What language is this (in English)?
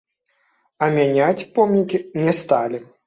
Belarusian